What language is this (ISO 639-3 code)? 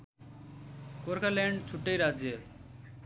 nep